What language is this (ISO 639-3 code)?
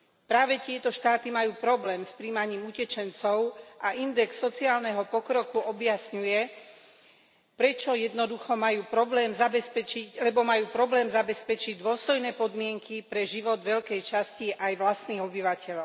slk